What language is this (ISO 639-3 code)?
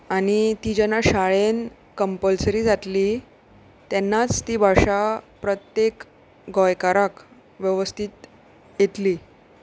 kok